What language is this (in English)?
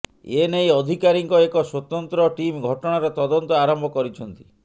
Odia